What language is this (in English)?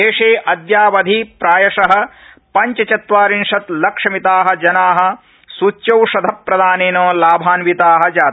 Sanskrit